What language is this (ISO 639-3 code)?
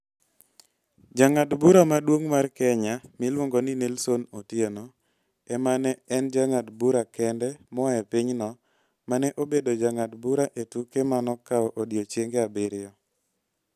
luo